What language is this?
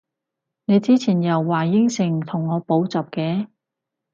Cantonese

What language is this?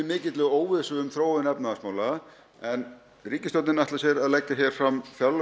Icelandic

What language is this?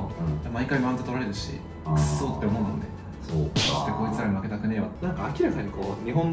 Japanese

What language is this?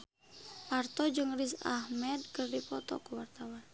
Sundanese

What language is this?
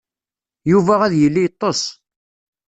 Kabyle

